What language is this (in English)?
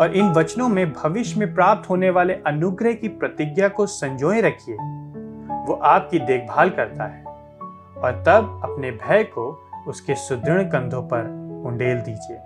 Hindi